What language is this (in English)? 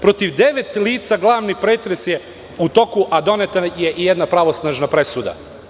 Serbian